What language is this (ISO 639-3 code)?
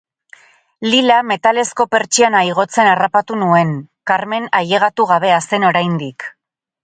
eus